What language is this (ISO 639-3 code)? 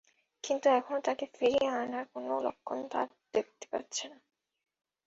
ben